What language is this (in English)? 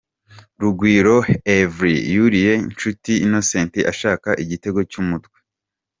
Kinyarwanda